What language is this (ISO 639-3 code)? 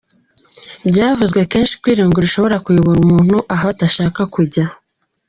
kin